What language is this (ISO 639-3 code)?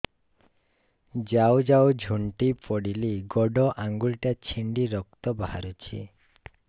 ori